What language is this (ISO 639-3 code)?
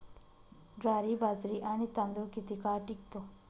mar